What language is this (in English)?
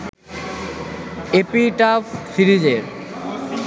Bangla